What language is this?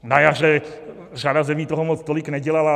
Czech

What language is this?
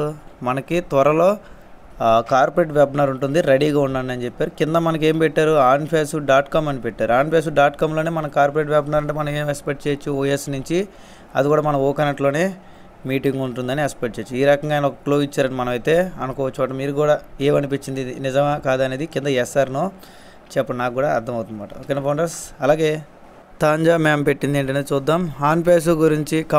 Telugu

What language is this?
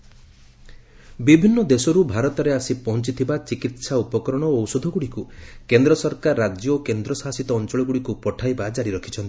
Odia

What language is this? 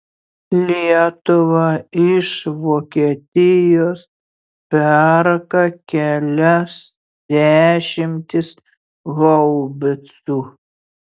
Lithuanian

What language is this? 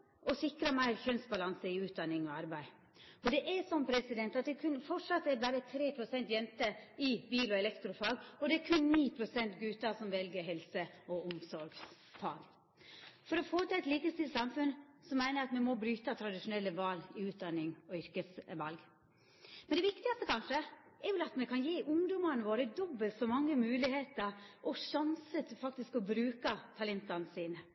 Norwegian Nynorsk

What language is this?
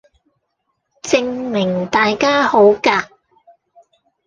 Cantonese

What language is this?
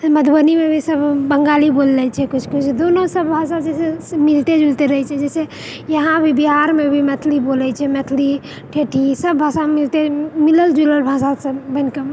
Maithili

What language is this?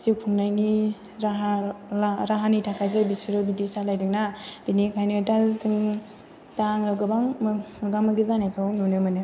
Bodo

